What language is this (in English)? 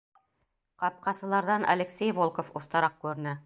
Bashkir